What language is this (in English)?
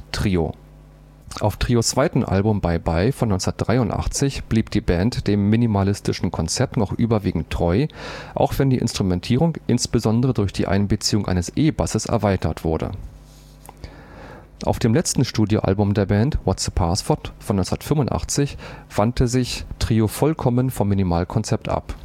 German